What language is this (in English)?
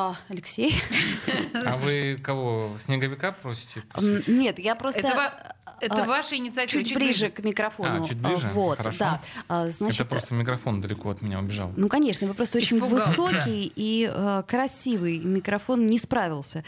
Russian